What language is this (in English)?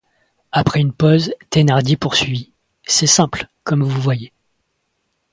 French